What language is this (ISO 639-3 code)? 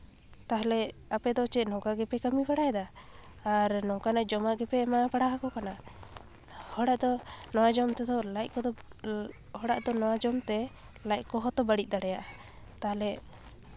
sat